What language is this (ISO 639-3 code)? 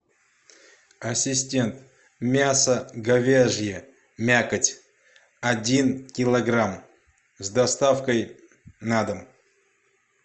rus